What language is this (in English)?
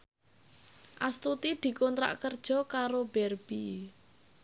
Javanese